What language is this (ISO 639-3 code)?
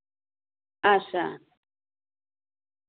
doi